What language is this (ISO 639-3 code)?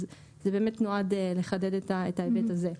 heb